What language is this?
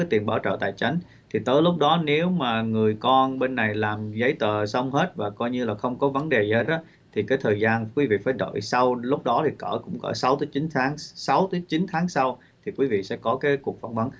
Vietnamese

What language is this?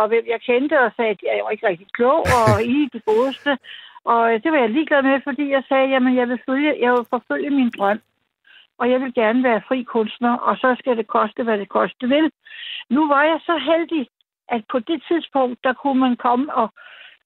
Danish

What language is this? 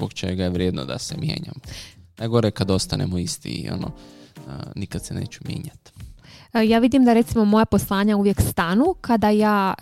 Croatian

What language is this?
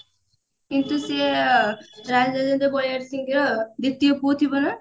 Odia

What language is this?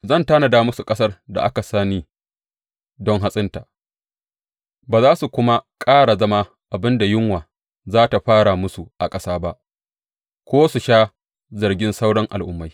Hausa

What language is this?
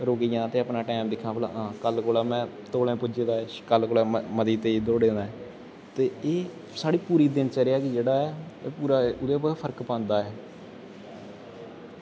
Dogri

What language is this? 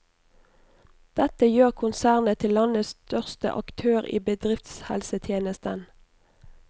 Norwegian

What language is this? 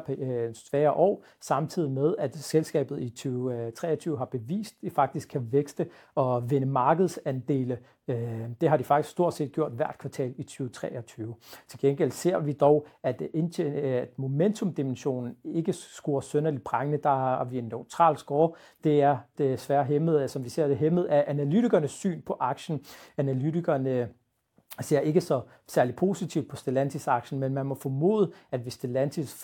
Danish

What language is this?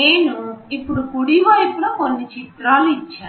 Telugu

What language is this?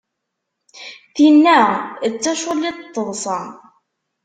Kabyle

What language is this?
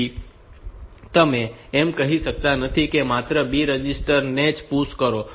Gujarati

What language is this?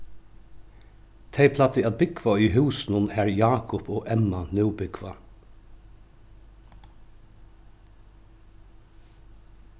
Faroese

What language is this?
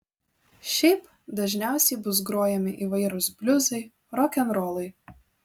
Lithuanian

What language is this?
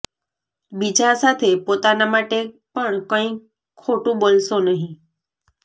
Gujarati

